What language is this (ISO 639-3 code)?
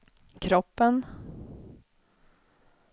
swe